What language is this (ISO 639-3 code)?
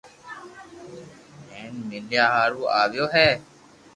lrk